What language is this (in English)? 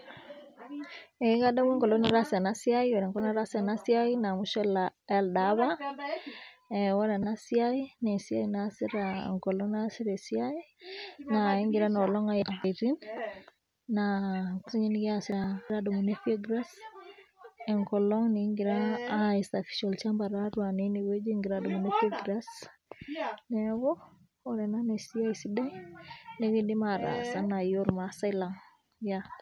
Masai